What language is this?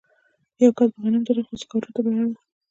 Pashto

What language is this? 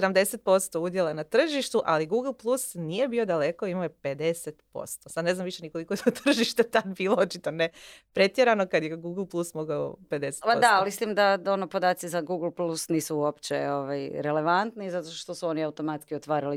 Croatian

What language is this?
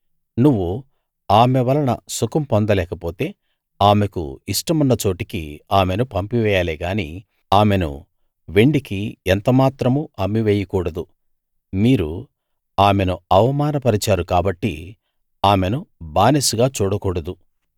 Telugu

